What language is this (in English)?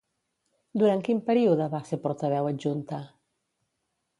Catalan